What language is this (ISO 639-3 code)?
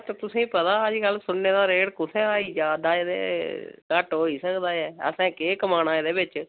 doi